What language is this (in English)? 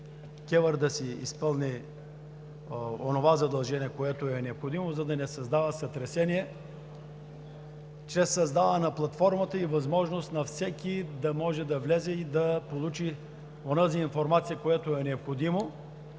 Bulgarian